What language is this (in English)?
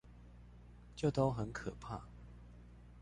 Chinese